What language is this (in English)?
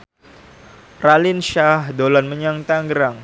Javanese